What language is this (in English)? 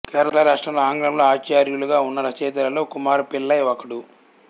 Telugu